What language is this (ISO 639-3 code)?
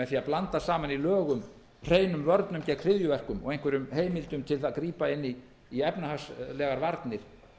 isl